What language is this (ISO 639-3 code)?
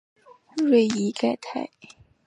zho